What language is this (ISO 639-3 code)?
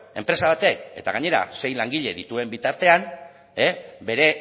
eus